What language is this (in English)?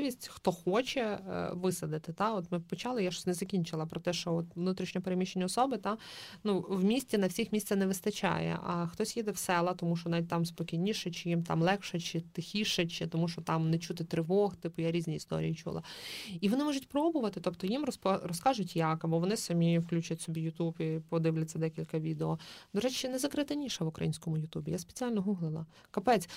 Ukrainian